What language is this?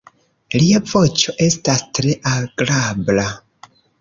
Esperanto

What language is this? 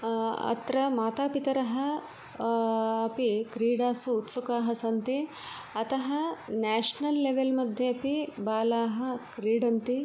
Sanskrit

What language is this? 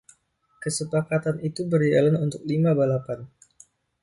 Indonesian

